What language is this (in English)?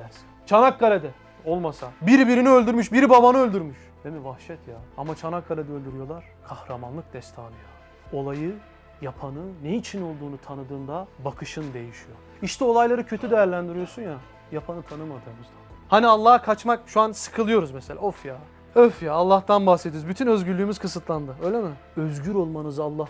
Turkish